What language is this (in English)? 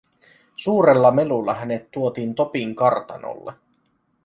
Finnish